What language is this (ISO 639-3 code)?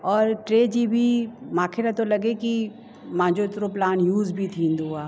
snd